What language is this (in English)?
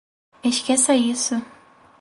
Portuguese